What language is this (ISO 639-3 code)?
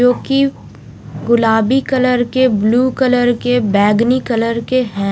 hin